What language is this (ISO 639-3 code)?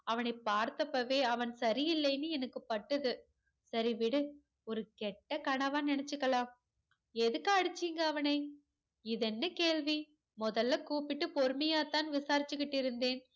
tam